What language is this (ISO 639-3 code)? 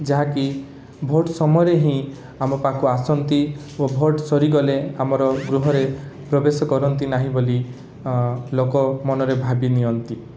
ori